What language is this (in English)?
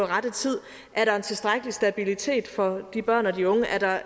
Danish